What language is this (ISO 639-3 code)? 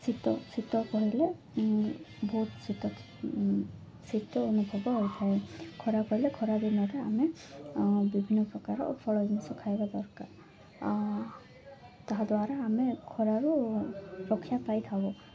ori